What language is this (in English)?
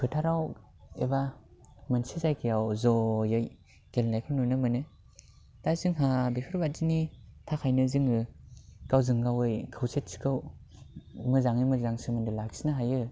Bodo